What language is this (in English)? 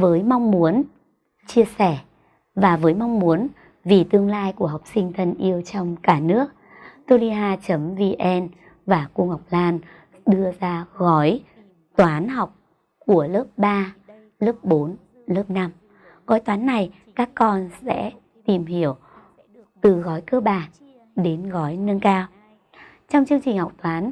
Vietnamese